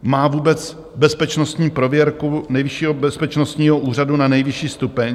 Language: Czech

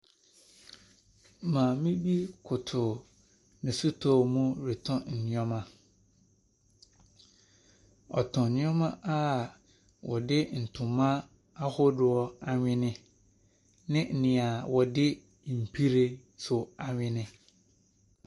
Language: Akan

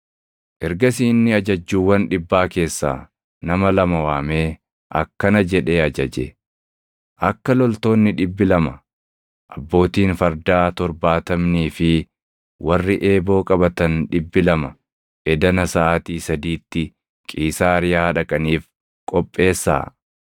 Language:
Oromo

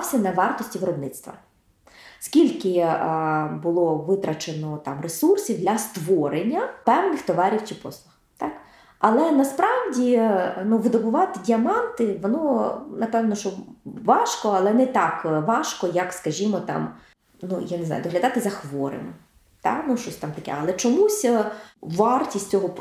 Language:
Ukrainian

